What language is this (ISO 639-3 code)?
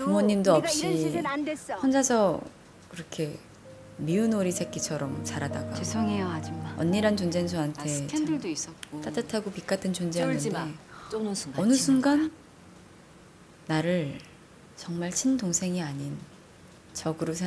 kor